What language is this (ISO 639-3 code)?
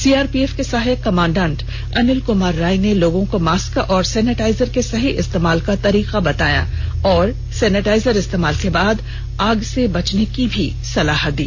hin